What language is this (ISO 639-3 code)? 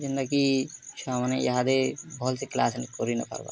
ori